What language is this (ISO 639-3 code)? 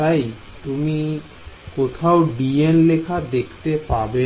ben